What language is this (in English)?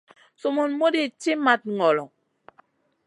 Masana